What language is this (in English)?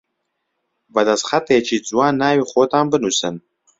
Central Kurdish